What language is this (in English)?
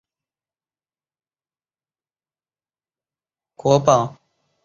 Chinese